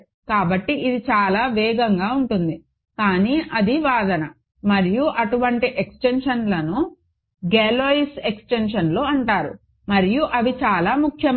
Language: Telugu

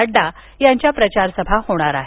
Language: Marathi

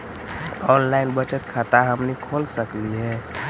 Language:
Magahi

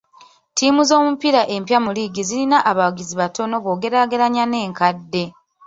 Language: Ganda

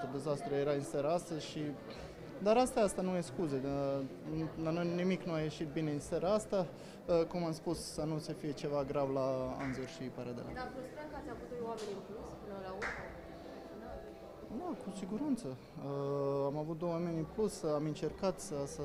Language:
Romanian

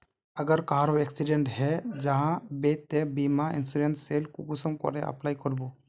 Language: Magahi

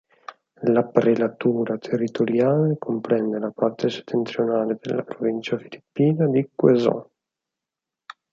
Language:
Italian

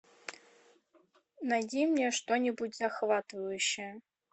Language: Russian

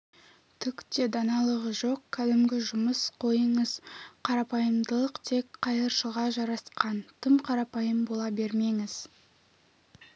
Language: Kazakh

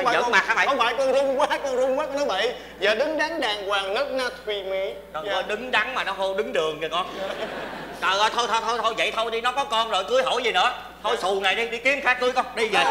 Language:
Vietnamese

